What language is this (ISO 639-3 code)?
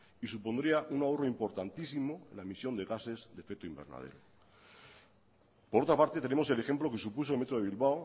spa